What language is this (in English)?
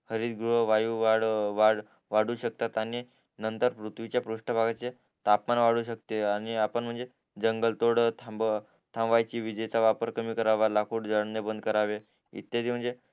Marathi